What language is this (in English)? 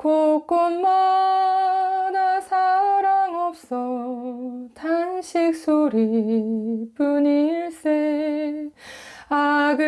Korean